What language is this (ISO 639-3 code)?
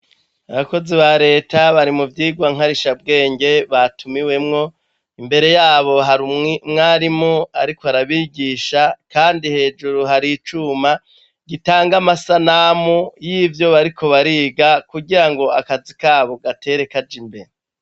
run